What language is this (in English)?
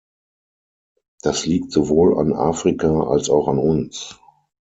German